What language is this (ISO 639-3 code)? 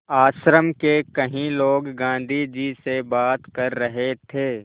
hin